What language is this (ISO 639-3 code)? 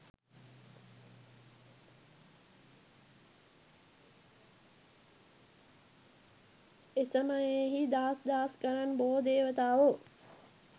sin